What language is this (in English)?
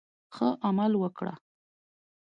Pashto